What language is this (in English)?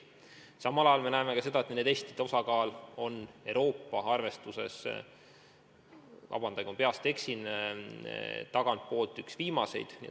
Estonian